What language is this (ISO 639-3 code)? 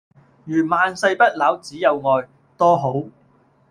yue